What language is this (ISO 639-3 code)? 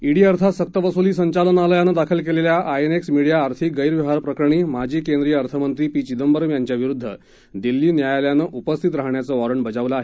mar